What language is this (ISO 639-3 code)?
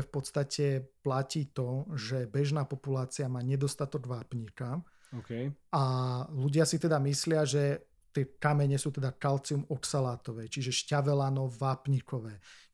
slk